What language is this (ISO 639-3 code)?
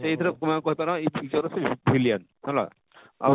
ori